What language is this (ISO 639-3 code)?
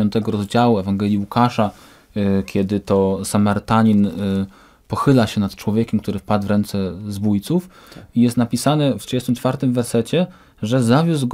pol